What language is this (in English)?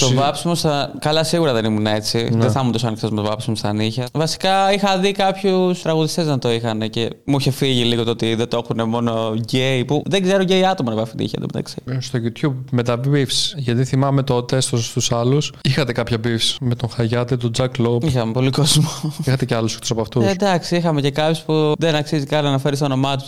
Greek